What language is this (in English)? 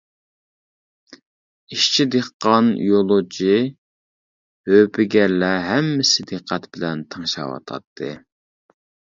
Uyghur